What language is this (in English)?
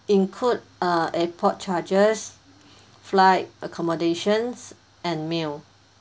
English